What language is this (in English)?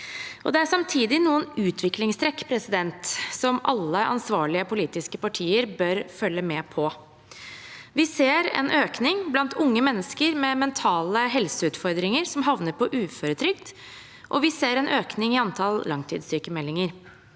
Norwegian